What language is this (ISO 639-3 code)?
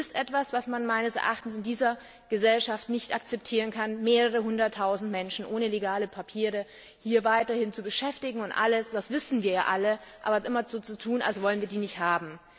deu